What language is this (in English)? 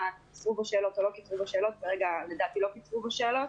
Hebrew